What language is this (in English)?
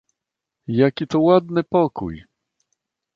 Polish